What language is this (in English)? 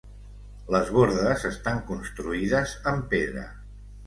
Catalan